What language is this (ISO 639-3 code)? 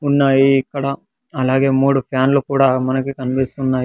tel